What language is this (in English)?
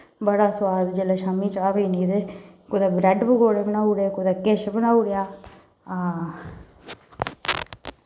Dogri